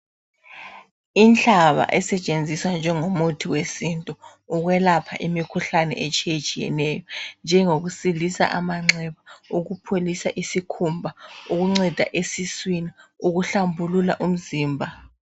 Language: North Ndebele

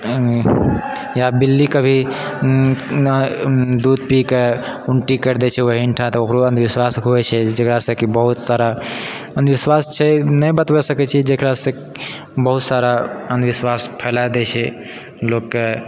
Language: Maithili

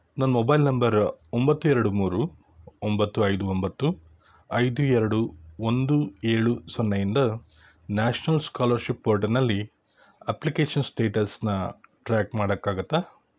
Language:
Kannada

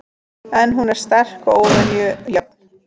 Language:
Icelandic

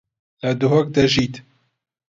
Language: Central Kurdish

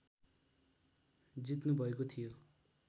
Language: Nepali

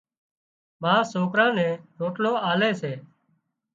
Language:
Wadiyara Koli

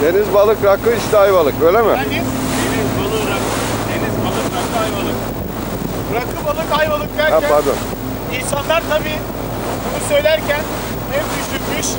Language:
Turkish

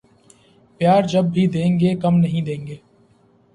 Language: Urdu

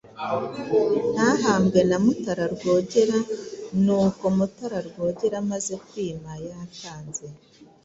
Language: Kinyarwanda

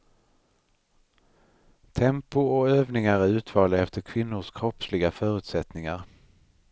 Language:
Swedish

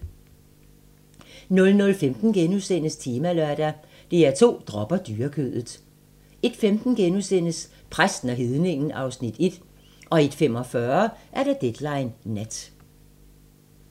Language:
Danish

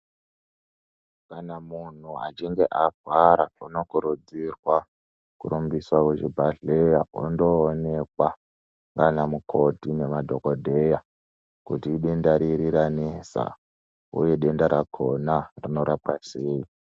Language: Ndau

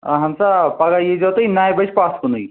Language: Kashmiri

